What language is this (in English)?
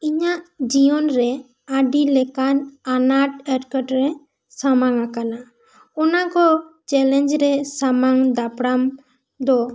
Santali